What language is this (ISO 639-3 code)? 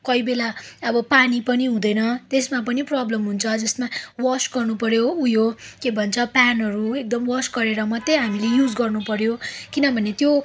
nep